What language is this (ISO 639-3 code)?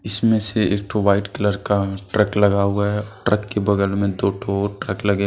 hin